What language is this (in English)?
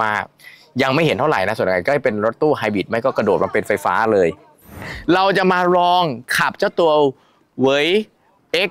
Thai